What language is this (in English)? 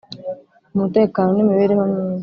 Kinyarwanda